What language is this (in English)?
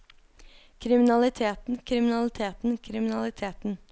Norwegian